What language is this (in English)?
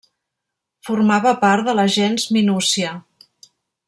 Catalan